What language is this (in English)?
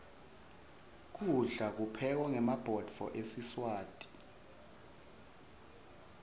Swati